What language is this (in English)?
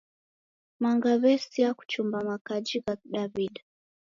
Taita